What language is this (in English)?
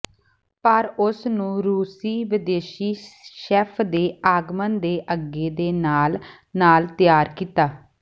Punjabi